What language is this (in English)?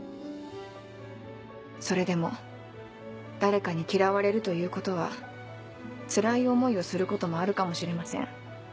Japanese